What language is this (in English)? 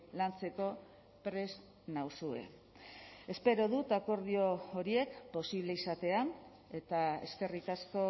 Basque